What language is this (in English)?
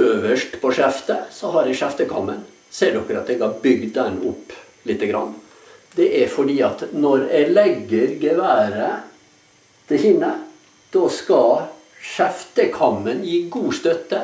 Norwegian